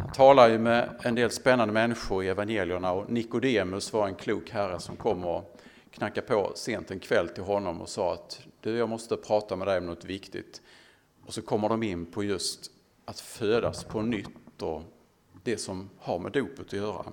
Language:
Swedish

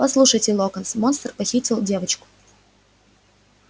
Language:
Russian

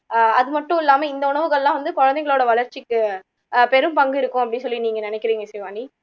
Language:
Tamil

